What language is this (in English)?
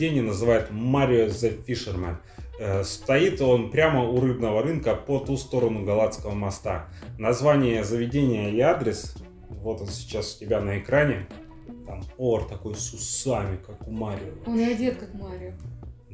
Russian